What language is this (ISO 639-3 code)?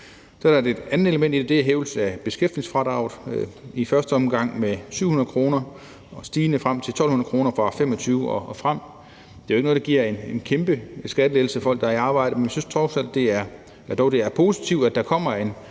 dan